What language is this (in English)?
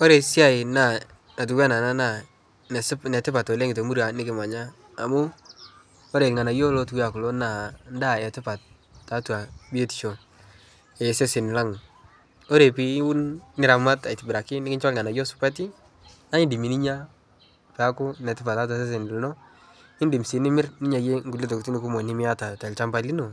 Masai